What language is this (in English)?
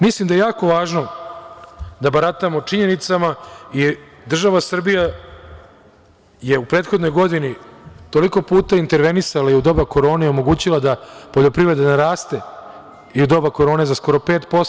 Serbian